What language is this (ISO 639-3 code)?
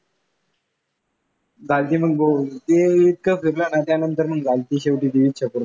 mar